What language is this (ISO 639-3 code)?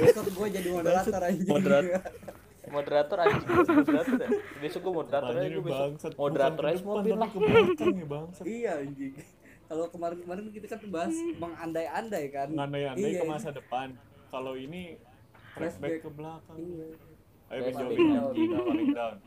ind